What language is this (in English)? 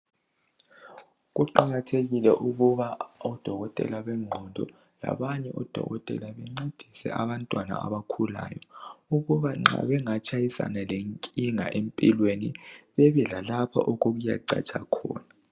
North Ndebele